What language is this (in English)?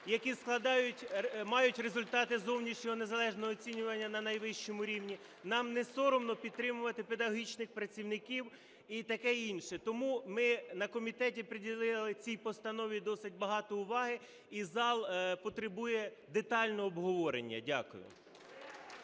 Ukrainian